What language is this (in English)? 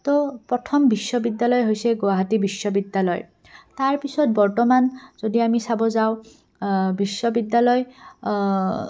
Assamese